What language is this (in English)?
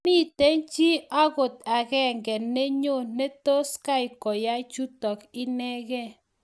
Kalenjin